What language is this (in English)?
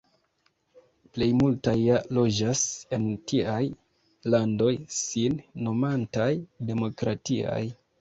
Esperanto